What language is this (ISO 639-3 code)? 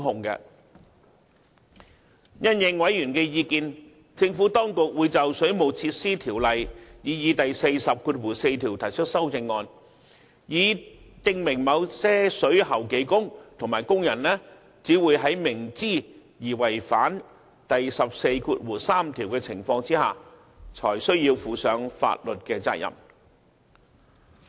yue